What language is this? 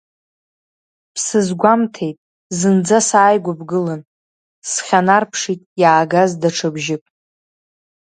Abkhazian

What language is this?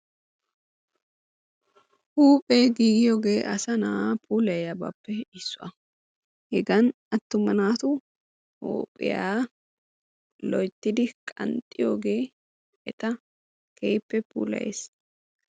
Wolaytta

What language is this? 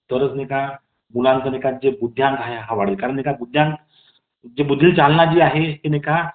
Marathi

